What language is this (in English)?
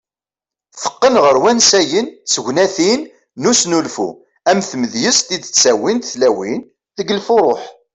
Kabyle